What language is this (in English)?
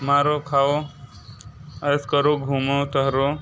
Hindi